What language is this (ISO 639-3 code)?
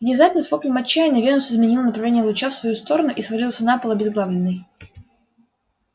rus